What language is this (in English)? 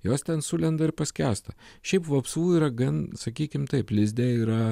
Lithuanian